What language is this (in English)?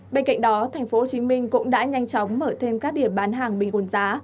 Vietnamese